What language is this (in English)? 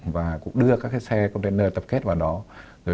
Vietnamese